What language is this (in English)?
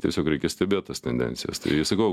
Lithuanian